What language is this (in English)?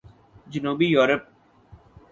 Urdu